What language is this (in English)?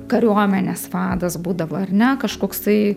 Lithuanian